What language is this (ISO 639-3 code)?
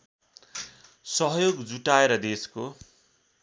nep